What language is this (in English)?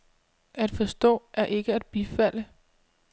Danish